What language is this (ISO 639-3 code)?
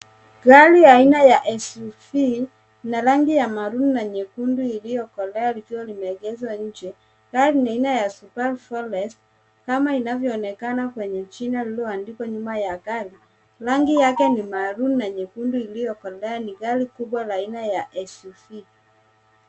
swa